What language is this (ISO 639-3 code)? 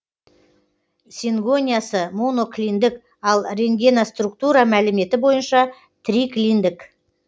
kaz